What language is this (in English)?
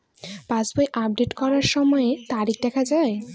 Bangla